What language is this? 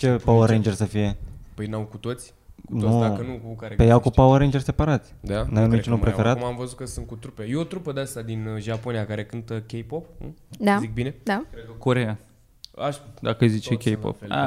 Romanian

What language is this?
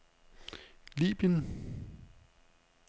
Danish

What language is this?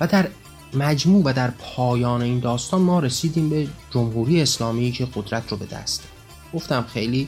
Persian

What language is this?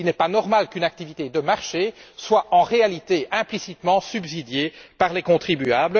French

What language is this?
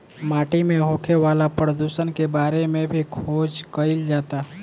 Bhojpuri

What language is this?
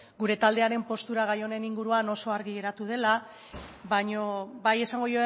Basque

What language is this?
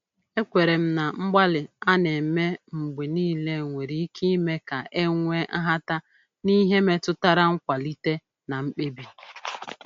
Igbo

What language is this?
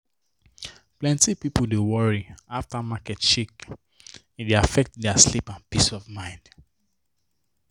Nigerian Pidgin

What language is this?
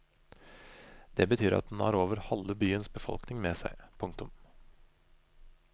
Norwegian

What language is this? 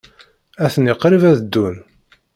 Kabyle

